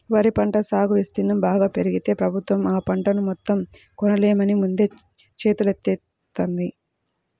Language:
Telugu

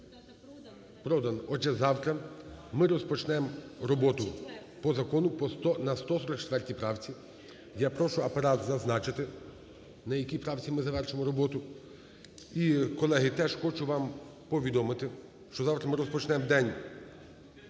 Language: Ukrainian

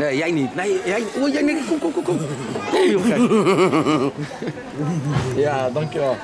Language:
Dutch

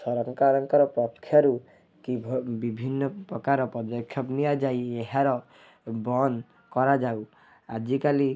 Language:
Odia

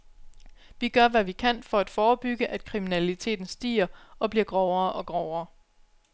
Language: Danish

